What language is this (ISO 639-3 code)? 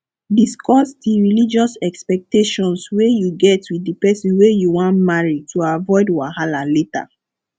pcm